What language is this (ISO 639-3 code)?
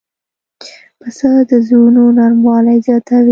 pus